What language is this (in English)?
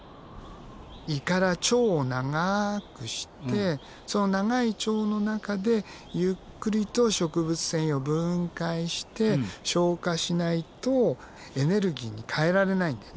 Japanese